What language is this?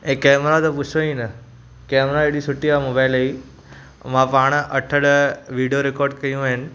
Sindhi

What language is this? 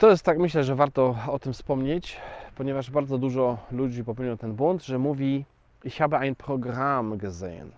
Polish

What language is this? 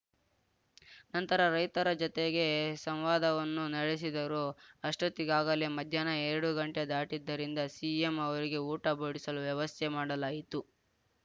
Kannada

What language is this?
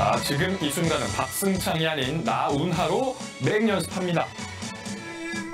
Korean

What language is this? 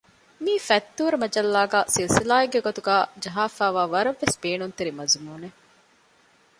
Divehi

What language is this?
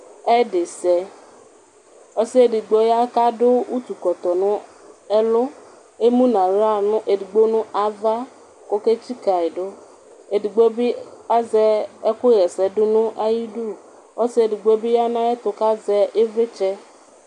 Ikposo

